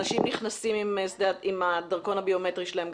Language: Hebrew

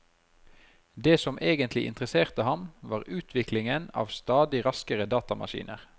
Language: Norwegian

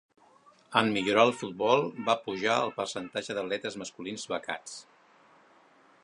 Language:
Catalan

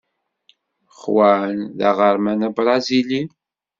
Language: Kabyle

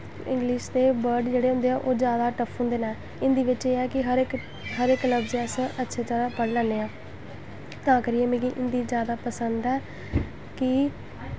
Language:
Dogri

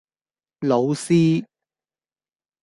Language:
Cantonese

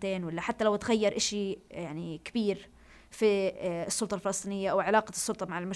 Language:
Arabic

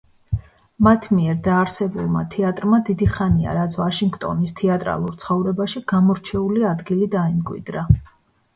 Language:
Georgian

